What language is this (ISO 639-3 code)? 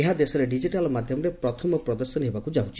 ori